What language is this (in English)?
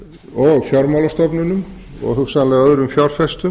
Icelandic